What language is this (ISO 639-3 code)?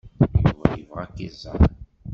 kab